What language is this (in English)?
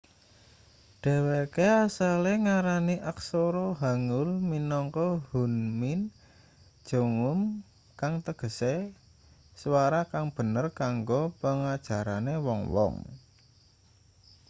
Javanese